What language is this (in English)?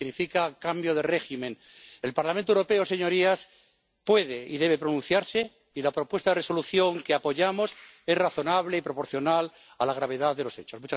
Spanish